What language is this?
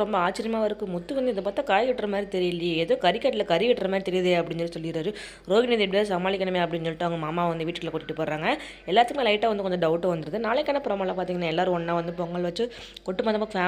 Tamil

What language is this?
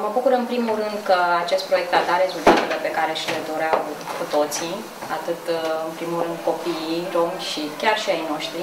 Romanian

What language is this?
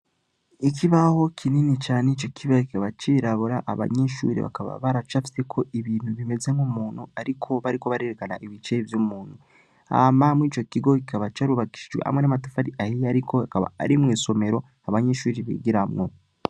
Rundi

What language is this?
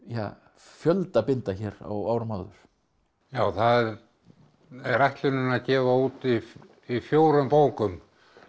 Icelandic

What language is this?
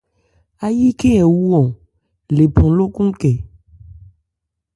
Ebrié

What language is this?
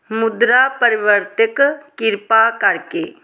Punjabi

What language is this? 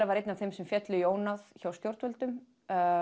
Icelandic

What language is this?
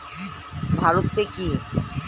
Bangla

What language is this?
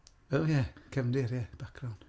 Welsh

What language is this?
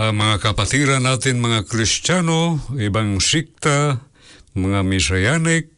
Filipino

